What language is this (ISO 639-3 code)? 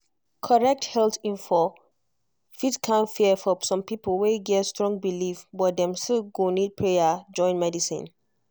pcm